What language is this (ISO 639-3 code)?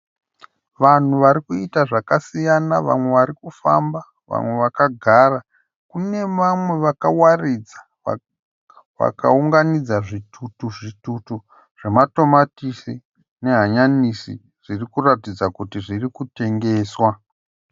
sna